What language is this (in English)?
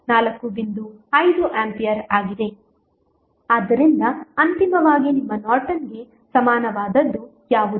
Kannada